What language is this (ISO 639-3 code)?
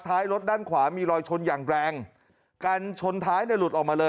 tha